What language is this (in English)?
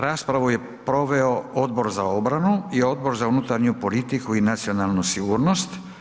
Croatian